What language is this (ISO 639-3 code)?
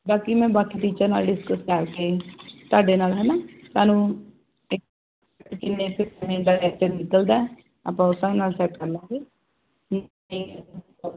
pan